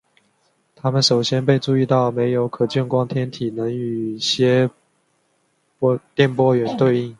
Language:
Chinese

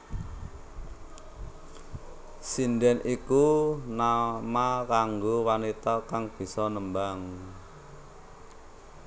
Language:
Javanese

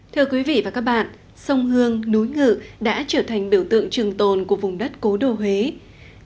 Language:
Vietnamese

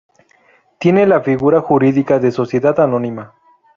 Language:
Spanish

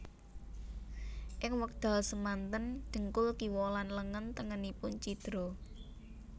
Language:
Javanese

